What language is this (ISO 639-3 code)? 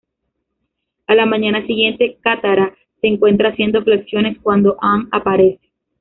spa